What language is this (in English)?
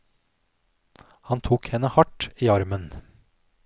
Norwegian